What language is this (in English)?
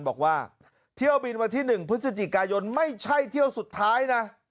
Thai